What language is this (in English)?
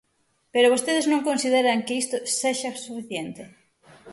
Galician